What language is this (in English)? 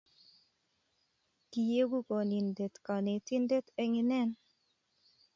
Kalenjin